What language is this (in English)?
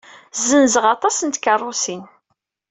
Kabyle